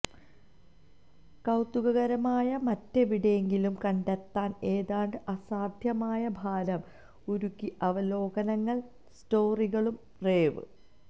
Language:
Malayalam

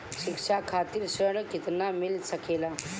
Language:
Bhojpuri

